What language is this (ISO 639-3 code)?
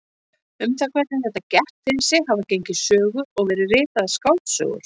isl